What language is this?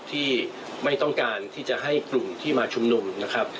Thai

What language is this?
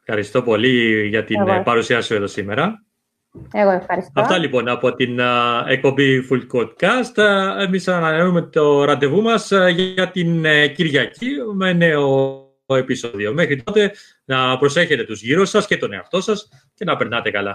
Greek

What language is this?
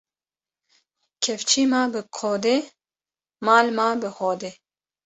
Kurdish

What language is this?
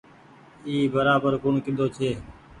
Goaria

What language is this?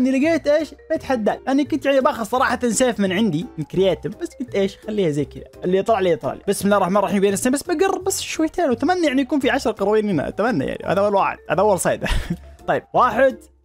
Arabic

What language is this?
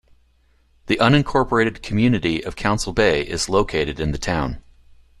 English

